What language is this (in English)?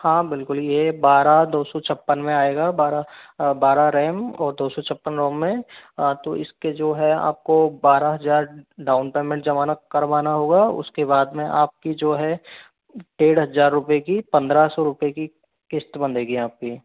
Hindi